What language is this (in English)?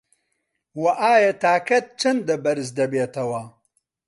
Central Kurdish